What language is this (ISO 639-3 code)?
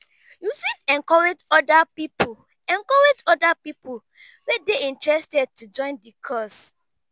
pcm